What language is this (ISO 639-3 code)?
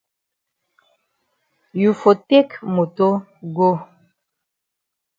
wes